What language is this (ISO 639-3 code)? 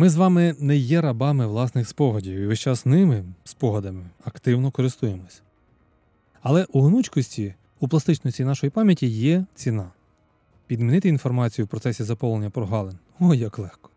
ukr